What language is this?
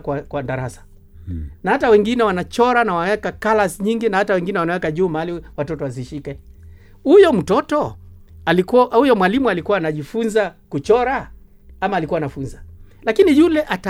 Swahili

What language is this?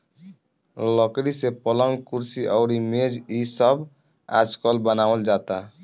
Bhojpuri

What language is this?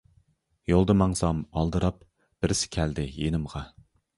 Uyghur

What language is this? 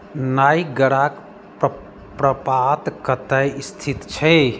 Maithili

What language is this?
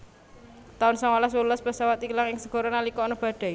Javanese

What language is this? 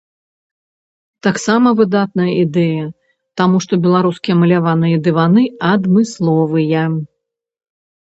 Belarusian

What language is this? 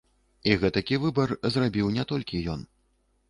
Belarusian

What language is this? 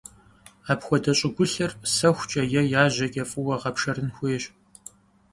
Kabardian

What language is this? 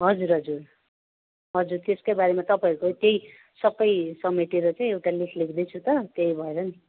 Nepali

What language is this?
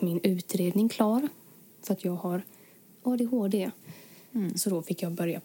Swedish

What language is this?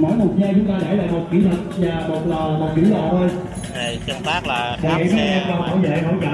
Vietnamese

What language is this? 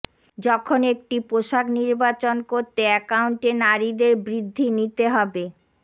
Bangla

